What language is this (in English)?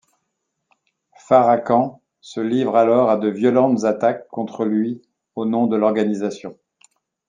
French